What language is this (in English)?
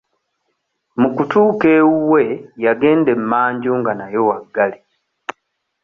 Ganda